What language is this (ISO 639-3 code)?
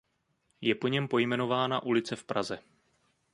ces